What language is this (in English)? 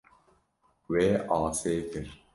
Kurdish